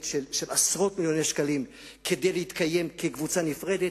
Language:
Hebrew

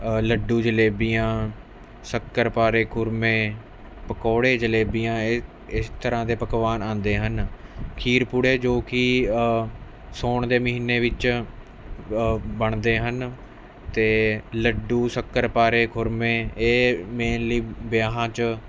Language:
Punjabi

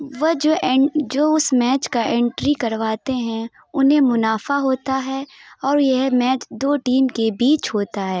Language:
Urdu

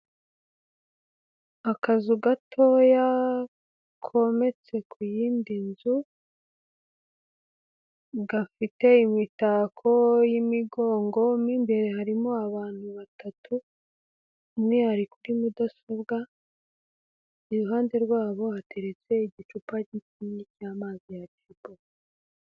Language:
Kinyarwanda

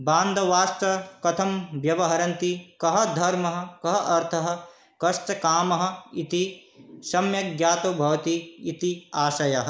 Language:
Sanskrit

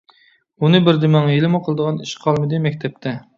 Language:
Uyghur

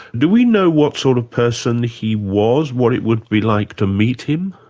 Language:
English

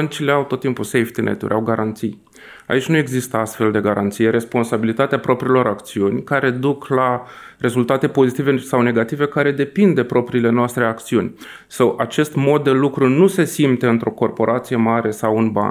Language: Romanian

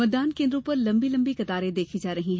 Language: Hindi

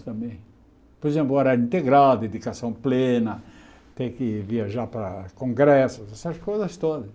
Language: Portuguese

